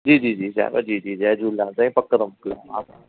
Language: Sindhi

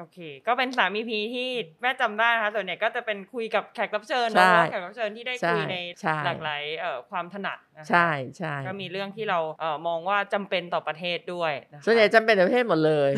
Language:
Thai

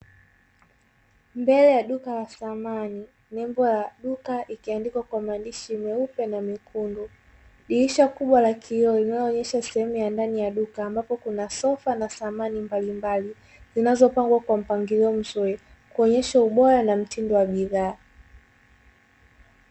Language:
Swahili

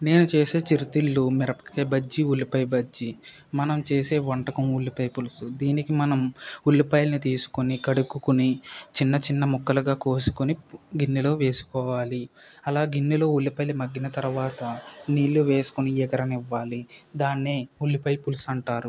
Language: Telugu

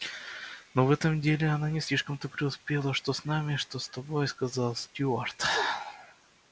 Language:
Russian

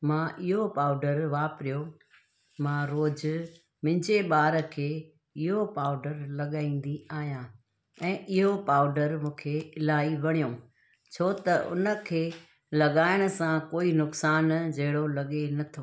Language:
Sindhi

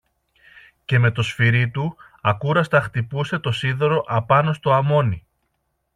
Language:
Greek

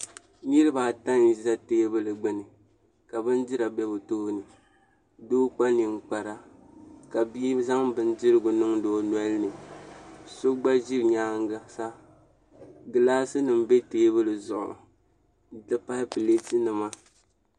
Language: Dagbani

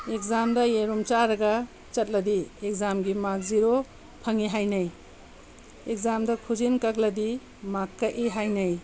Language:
Manipuri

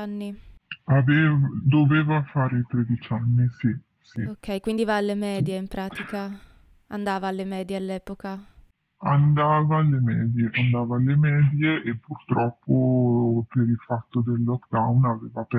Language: Italian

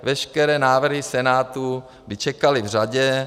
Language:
Czech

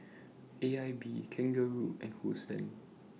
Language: English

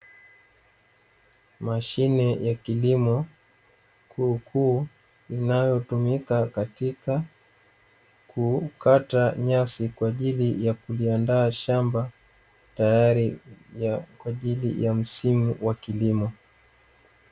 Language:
Swahili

